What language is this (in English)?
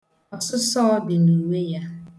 Igbo